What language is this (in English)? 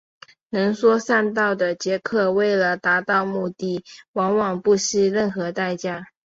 Chinese